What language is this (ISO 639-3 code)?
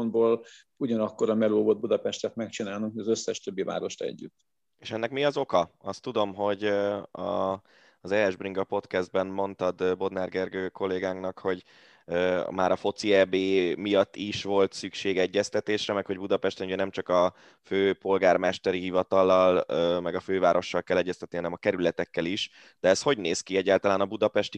hun